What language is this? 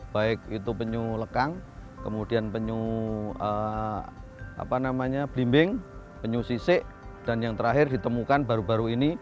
Indonesian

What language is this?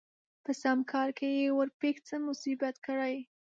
Pashto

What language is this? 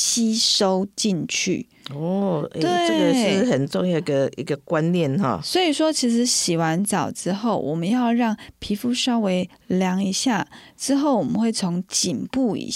Chinese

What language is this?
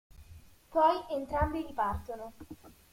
Italian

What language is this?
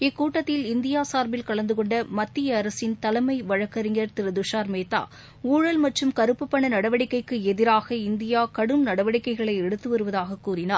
Tamil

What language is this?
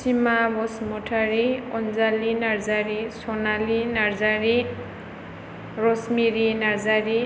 Bodo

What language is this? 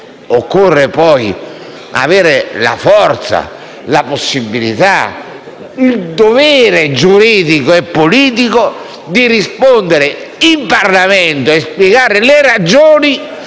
Italian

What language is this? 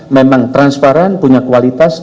Indonesian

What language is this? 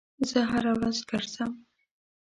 Pashto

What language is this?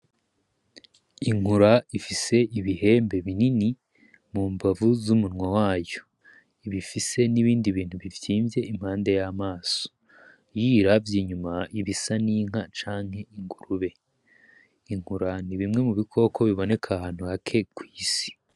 Rundi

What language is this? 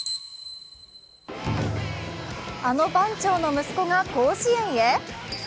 Japanese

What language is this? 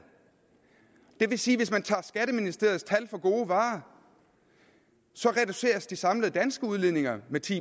Danish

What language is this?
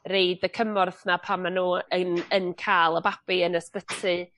Welsh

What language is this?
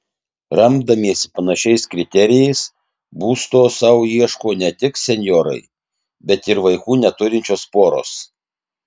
Lithuanian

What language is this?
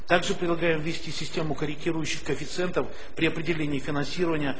Russian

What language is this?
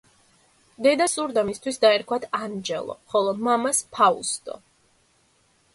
Georgian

